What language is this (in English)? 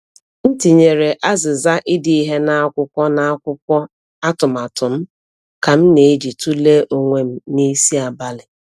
Igbo